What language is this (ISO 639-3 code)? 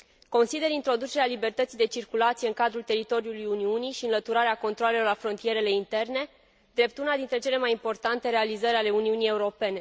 ron